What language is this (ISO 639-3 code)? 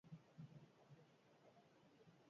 eus